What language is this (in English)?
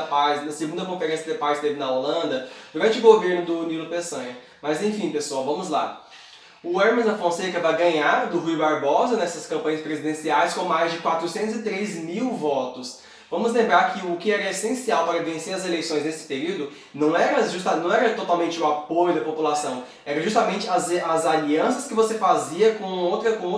Portuguese